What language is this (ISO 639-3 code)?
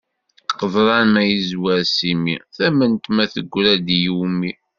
kab